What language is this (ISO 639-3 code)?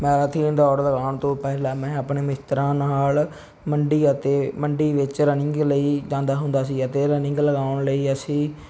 pan